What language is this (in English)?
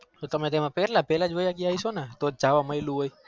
Gujarati